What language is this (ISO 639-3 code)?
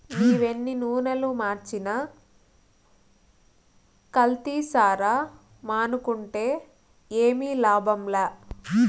tel